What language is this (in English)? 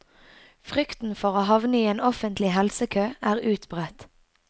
Norwegian